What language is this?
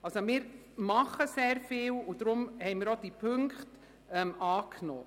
Swiss German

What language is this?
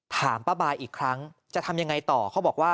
Thai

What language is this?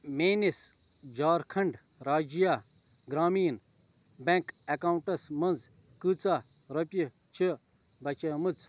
Kashmiri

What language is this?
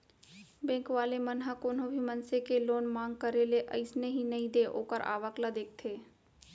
Chhattisgarhi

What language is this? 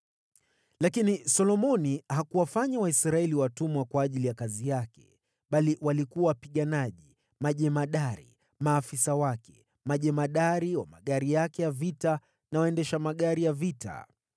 Swahili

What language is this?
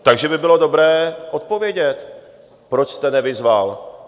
Czech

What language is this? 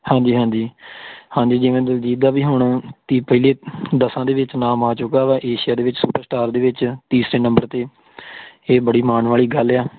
Punjabi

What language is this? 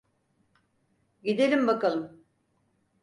Turkish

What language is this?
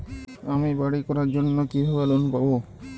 Bangla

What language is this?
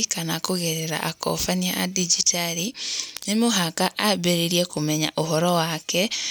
Kikuyu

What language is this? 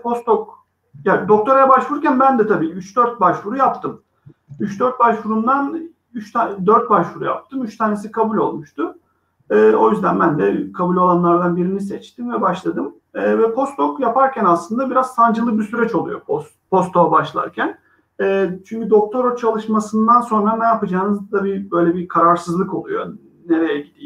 Turkish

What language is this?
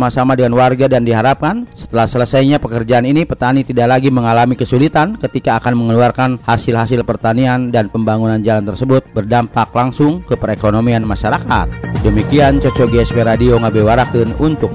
Indonesian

